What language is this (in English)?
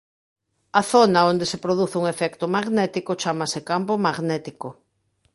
Galician